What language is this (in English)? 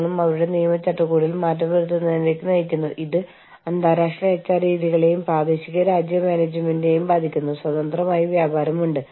Malayalam